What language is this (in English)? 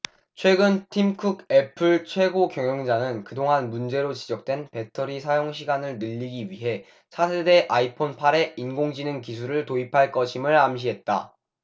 Korean